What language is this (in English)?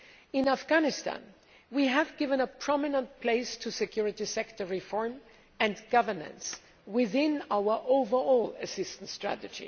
English